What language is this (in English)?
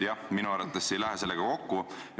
Estonian